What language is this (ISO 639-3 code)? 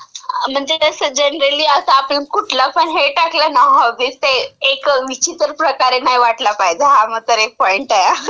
mar